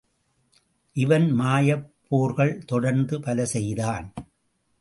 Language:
Tamil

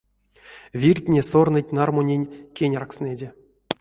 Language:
Erzya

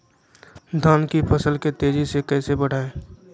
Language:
Magahi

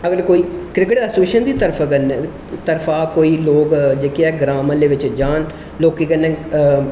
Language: Dogri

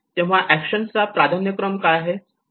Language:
Marathi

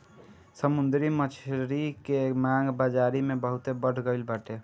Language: Bhojpuri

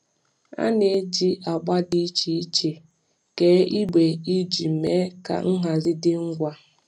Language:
Igbo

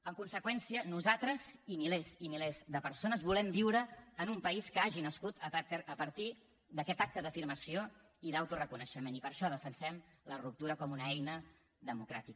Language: Catalan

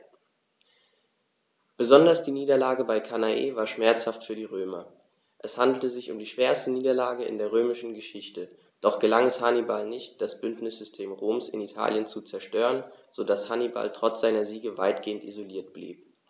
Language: German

